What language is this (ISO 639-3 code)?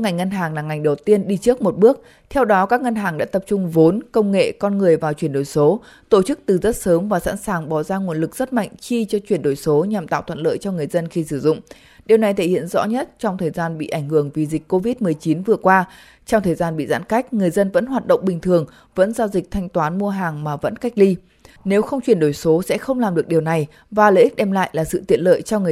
vie